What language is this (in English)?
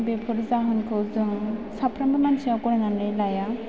Bodo